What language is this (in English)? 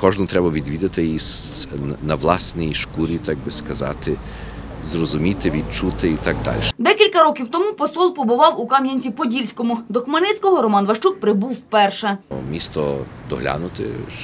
Ukrainian